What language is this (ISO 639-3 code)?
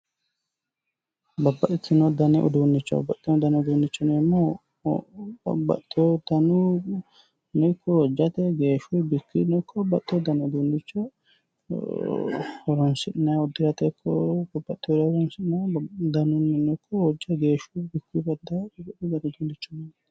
sid